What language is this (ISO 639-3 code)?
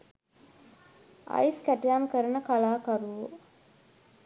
sin